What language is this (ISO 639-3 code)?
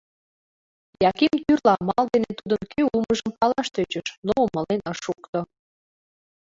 chm